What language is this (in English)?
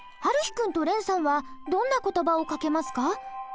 Japanese